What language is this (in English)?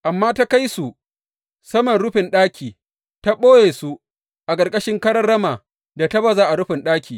Hausa